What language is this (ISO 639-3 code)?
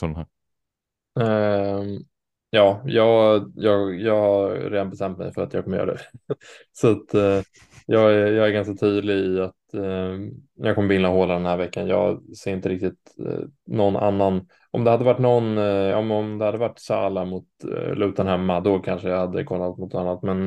swe